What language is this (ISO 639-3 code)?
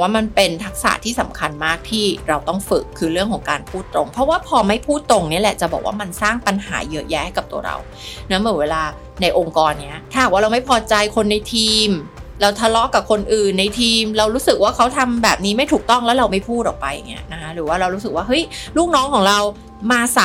tha